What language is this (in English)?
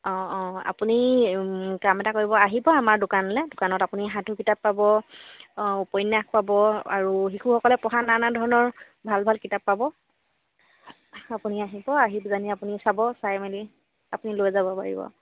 Assamese